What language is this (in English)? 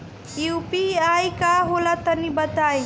Bhojpuri